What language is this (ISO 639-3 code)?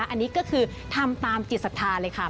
tha